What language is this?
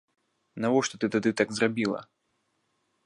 Belarusian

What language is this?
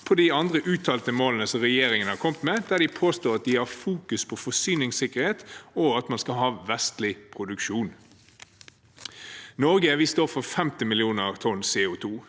Norwegian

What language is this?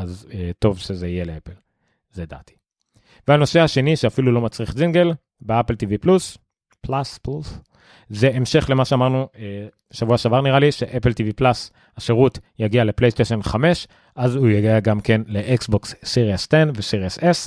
Hebrew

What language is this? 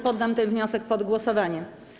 Polish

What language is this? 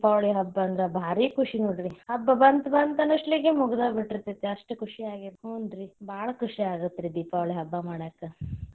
Kannada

